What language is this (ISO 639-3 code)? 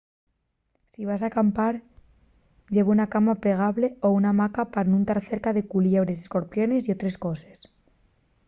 ast